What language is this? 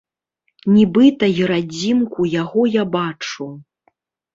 Belarusian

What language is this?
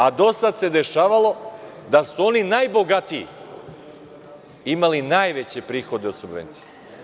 Serbian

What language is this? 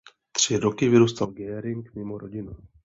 Czech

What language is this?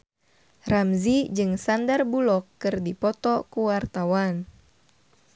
Sundanese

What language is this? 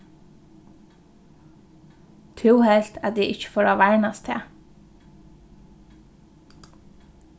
Faroese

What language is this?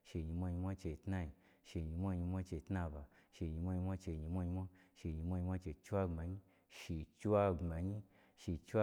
Gbagyi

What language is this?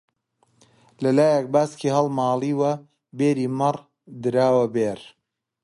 Central Kurdish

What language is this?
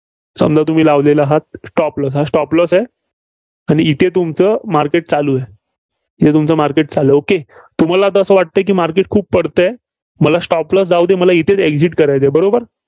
Marathi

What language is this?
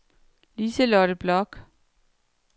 Danish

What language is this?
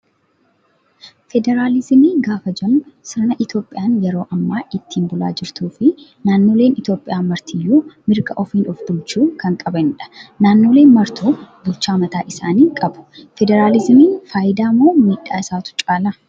Oromo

